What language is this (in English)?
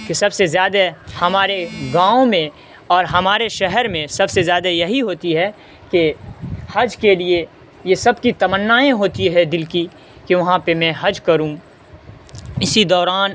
Urdu